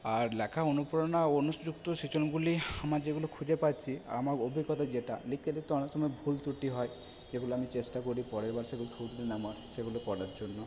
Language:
Bangla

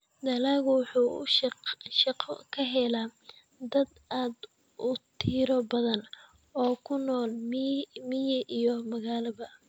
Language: Somali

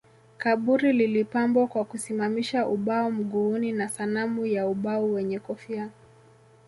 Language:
Swahili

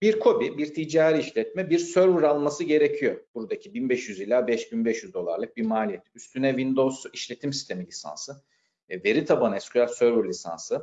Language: Turkish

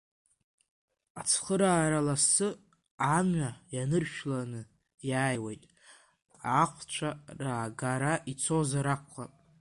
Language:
Abkhazian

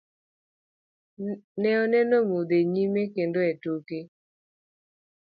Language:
Luo (Kenya and Tanzania)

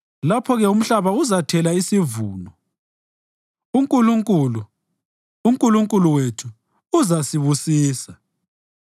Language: North Ndebele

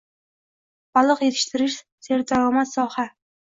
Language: Uzbek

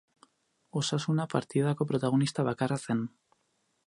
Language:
Basque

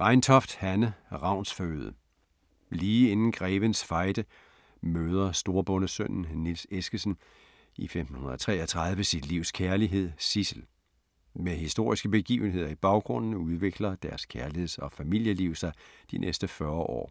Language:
Danish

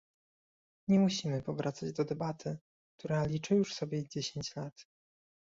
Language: Polish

